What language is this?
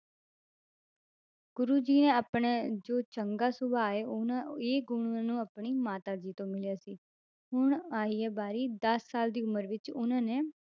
Punjabi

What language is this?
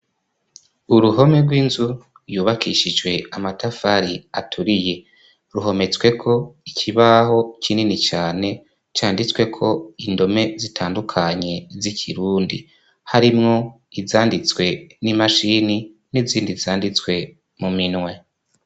Rundi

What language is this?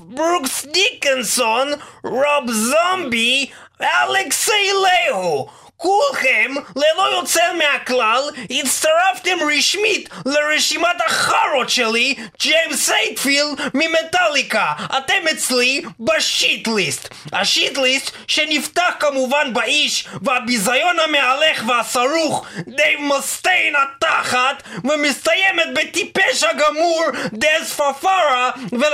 Hebrew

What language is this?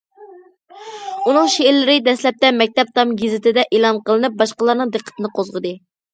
Uyghur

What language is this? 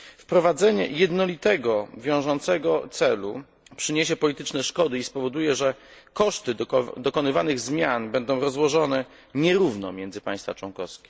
Polish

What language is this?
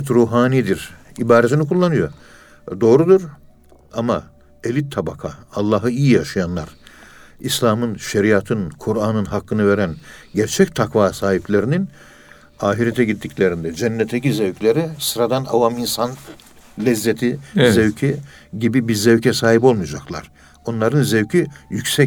Turkish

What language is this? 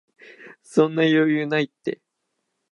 Japanese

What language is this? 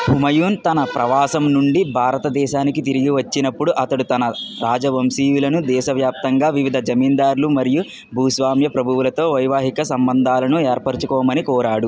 Telugu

